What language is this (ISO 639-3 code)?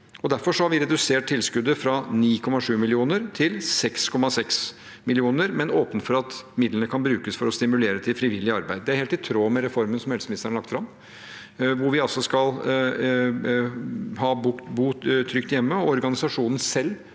nor